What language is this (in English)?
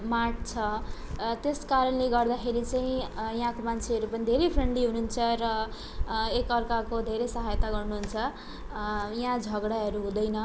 Nepali